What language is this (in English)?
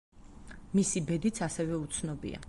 Georgian